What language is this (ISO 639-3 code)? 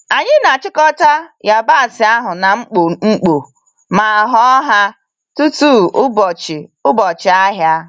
ibo